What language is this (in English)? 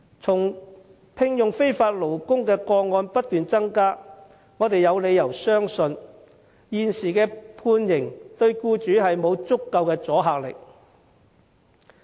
Cantonese